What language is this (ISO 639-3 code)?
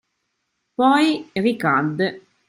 ita